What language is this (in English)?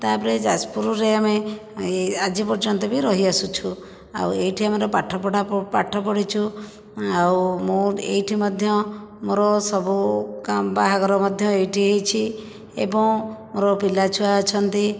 Odia